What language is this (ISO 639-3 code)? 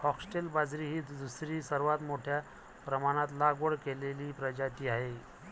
mar